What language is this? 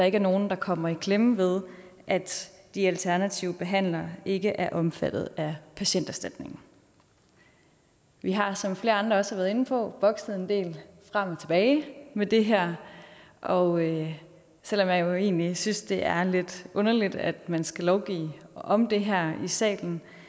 Danish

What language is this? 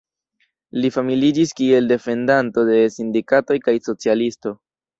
Esperanto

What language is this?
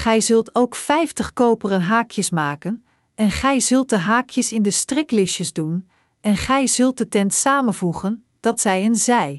Dutch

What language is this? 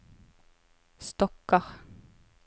Norwegian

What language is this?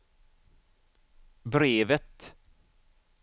Swedish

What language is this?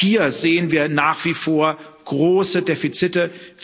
German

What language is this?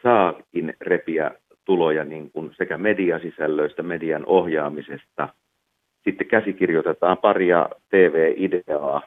Finnish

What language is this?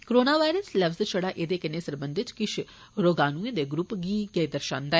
Dogri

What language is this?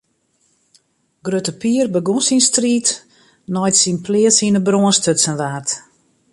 Western Frisian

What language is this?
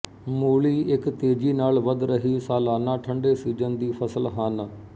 Punjabi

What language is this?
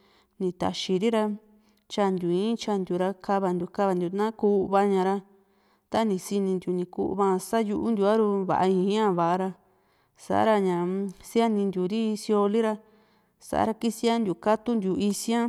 Juxtlahuaca Mixtec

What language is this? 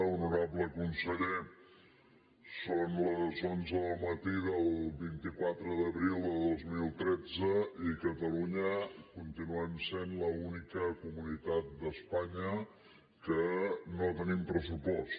Catalan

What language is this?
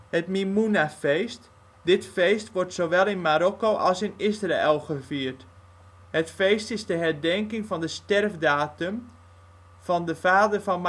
Dutch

